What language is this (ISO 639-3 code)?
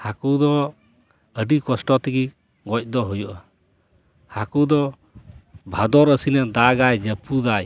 sat